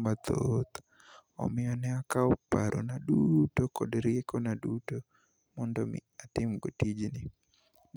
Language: Luo (Kenya and Tanzania)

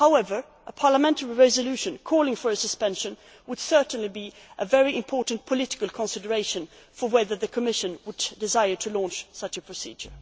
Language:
English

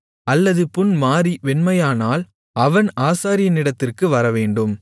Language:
Tamil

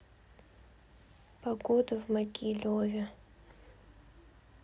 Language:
Russian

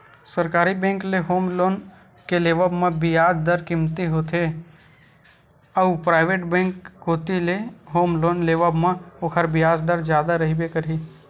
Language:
Chhattisgarhi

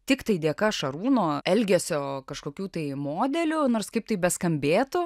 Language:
Lithuanian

